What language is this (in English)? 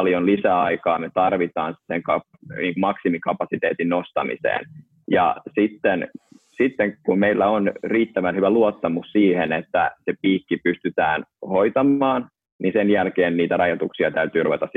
Finnish